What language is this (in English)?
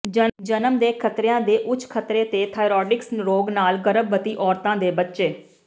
Punjabi